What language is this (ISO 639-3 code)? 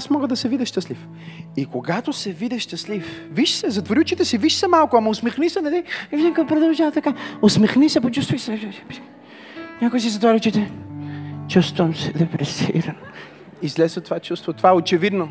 bul